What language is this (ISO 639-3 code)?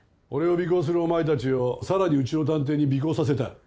jpn